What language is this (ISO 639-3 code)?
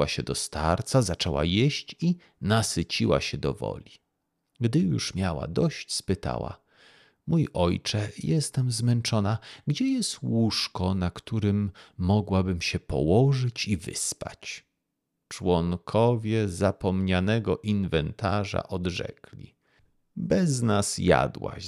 pol